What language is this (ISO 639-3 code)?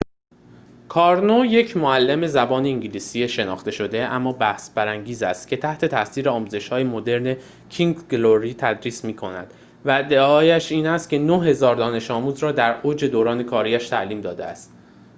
fas